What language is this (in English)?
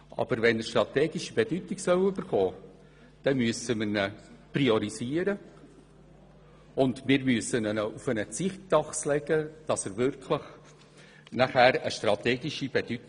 Swiss German